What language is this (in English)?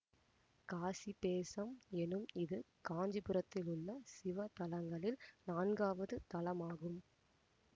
Tamil